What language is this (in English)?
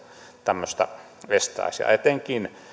Finnish